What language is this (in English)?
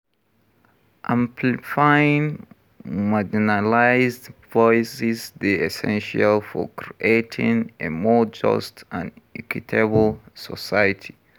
Nigerian Pidgin